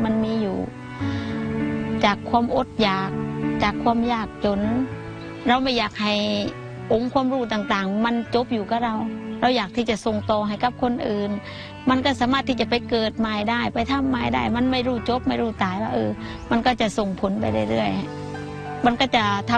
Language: Thai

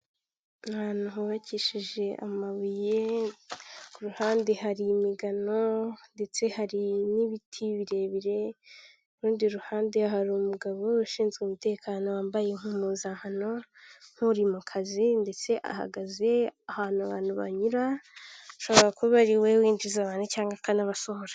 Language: Kinyarwanda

